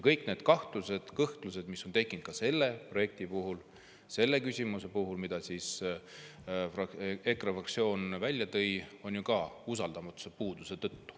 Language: Estonian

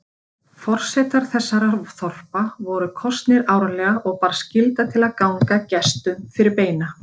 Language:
Icelandic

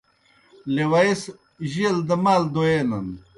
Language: Kohistani Shina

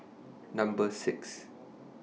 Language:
English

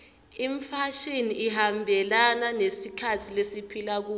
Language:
Swati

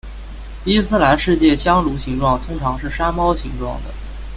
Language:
Chinese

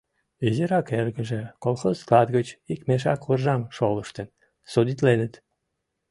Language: Mari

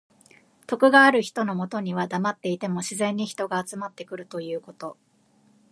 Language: Japanese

